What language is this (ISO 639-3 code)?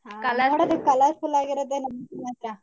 kan